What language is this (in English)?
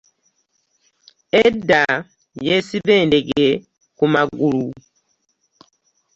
Ganda